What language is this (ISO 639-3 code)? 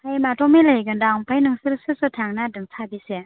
brx